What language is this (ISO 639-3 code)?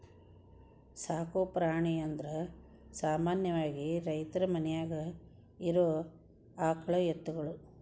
kan